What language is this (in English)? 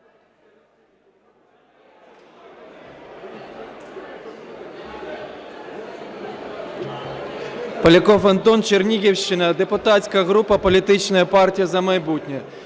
Ukrainian